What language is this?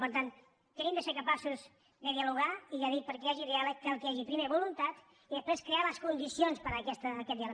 Catalan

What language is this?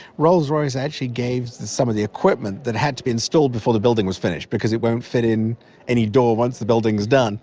English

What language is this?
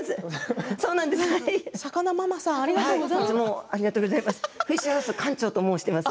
Japanese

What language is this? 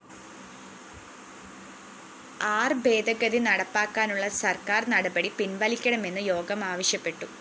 Malayalam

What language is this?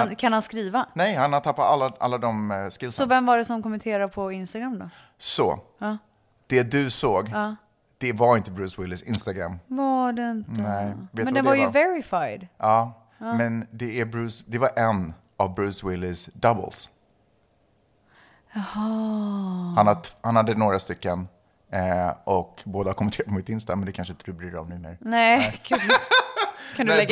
Swedish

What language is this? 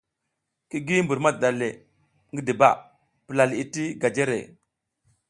South Giziga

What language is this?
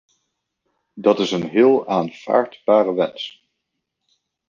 Dutch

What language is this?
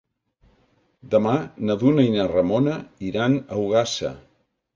Catalan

